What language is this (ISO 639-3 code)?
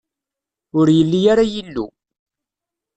kab